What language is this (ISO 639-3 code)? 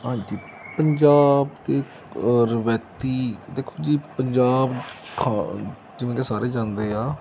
pan